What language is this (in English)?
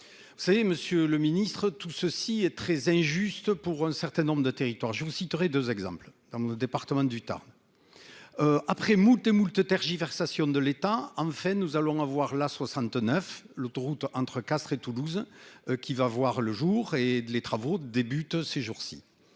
French